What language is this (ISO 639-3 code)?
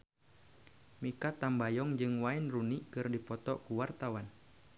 sun